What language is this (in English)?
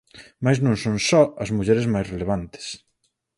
Galician